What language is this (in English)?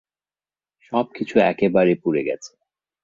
Bangla